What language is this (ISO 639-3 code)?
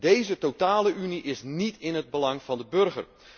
nld